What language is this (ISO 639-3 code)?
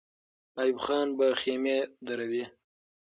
pus